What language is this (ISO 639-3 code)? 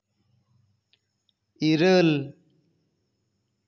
sat